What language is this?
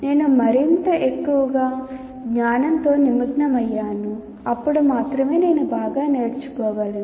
Telugu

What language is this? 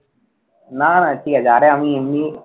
Bangla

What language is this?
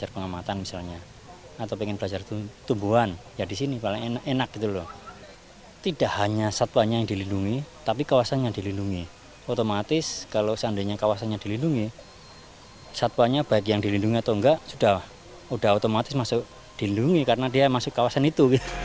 Indonesian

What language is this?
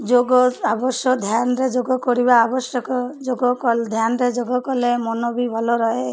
Odia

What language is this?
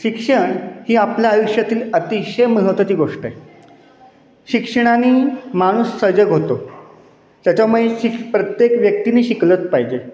Marathi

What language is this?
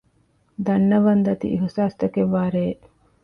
Divehi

